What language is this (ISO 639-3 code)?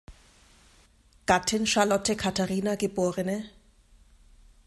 deu